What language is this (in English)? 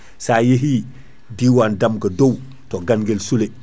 Fula